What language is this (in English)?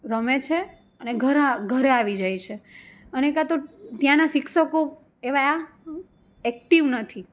Gujarati